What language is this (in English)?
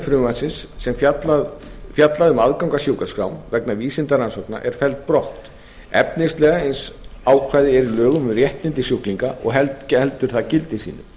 Icelandic